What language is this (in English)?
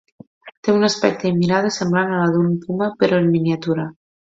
Catalan